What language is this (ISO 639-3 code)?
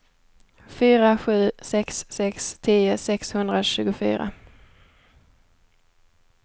swe